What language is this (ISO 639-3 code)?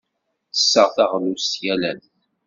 kab